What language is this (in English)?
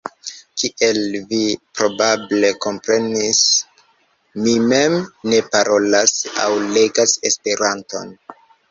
Esperanto